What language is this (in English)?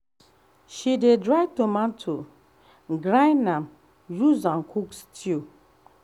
Nigerian Pidgin